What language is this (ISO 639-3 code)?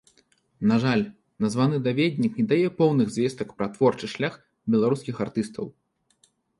bel